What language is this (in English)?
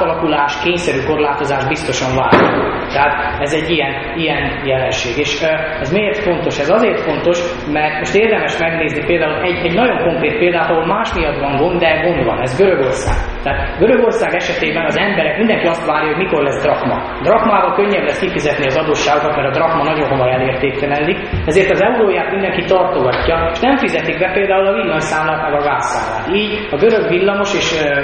Hungarian